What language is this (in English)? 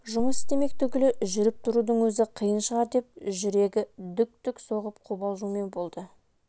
Kazakh